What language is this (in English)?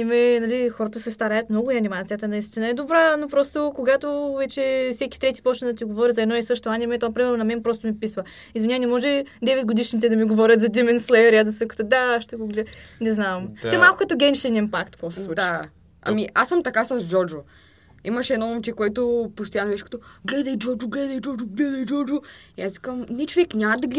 Bulgarian